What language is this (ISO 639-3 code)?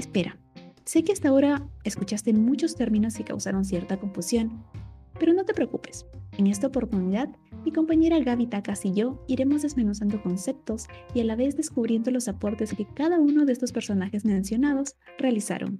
spa